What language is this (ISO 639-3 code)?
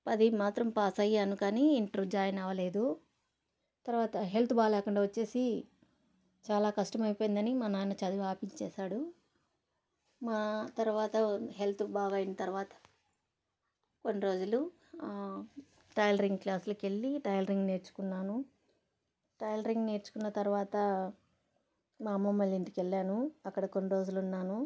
tel